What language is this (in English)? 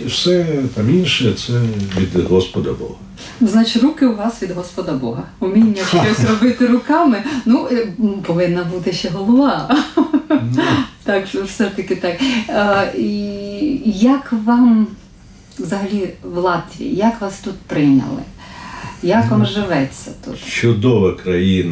Ukrainian